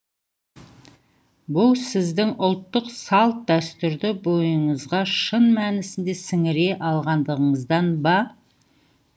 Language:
Kazakh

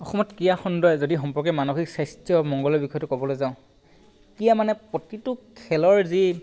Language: Assamese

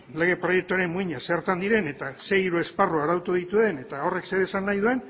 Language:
Basque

